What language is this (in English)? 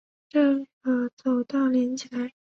Chinese